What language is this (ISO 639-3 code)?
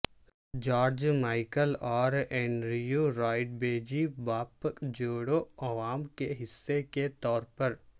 urd